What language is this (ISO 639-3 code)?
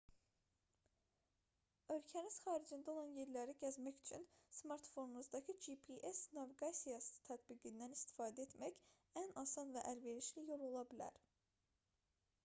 aze